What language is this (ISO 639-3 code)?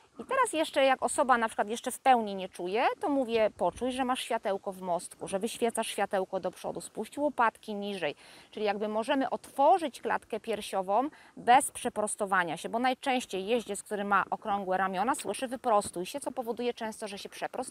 pol